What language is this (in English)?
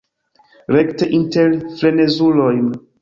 Esperanto